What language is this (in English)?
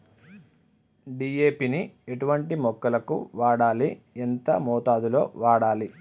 Telugu